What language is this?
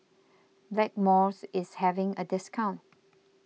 English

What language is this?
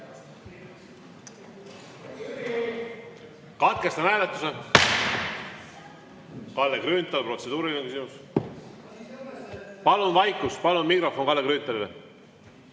Estonian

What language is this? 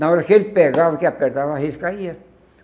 Portuguese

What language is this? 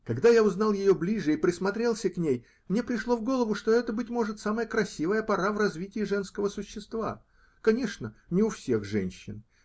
Russian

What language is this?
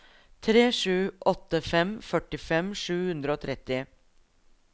Norwegian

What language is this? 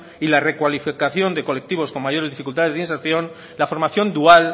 Spanish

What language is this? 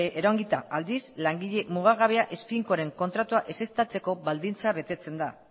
Basque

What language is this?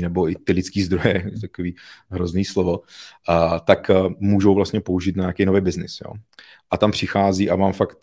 Czech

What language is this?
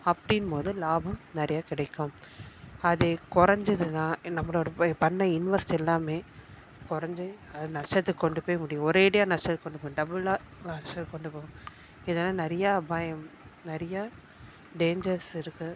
Tamil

